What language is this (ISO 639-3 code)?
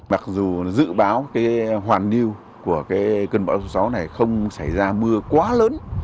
vie